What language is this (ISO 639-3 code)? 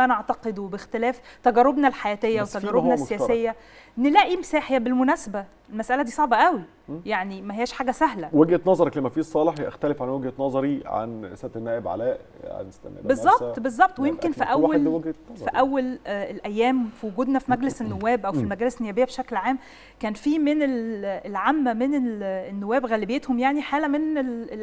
ara